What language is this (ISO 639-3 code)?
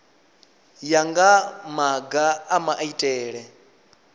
ven